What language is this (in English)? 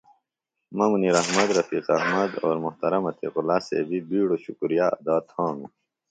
Phalura